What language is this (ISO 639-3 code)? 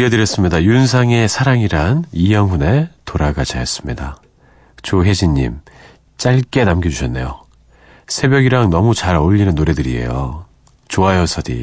kor